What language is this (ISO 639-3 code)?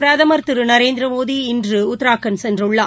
tam